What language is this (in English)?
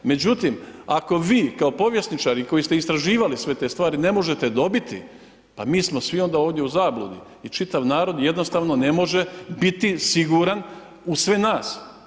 Croatian